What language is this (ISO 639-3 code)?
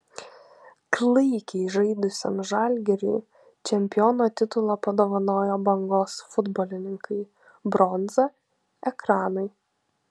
lit